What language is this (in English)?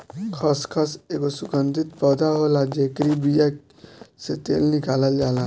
Bhojpuri